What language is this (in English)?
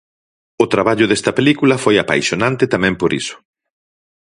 Galician